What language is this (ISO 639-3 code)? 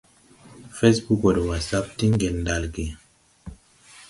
tui